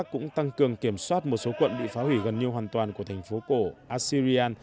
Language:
Vietnamese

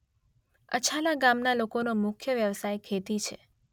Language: Gujarati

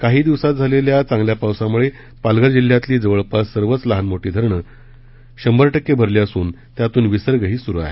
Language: Marathi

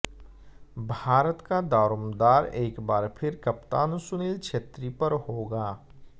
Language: Hindi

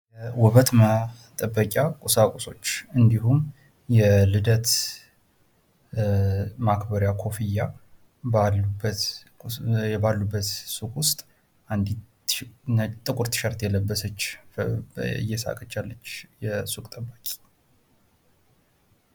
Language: Amharic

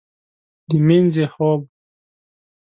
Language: Pashto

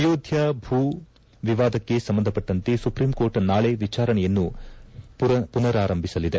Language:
Kannada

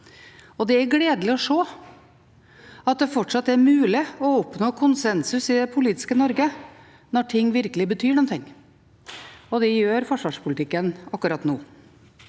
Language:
Norwegian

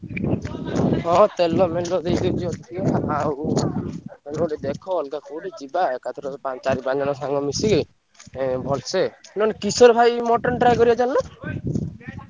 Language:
Odia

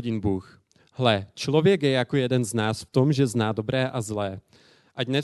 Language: Czech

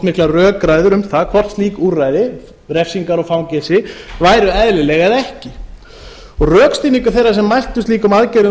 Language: Icelandic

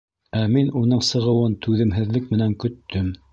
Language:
Bashkir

